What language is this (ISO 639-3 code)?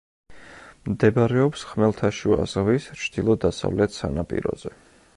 kat